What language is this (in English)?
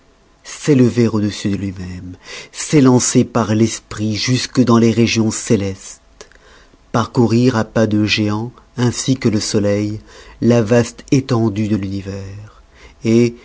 French